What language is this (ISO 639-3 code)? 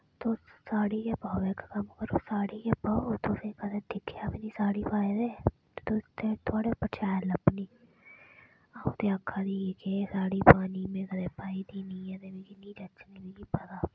doi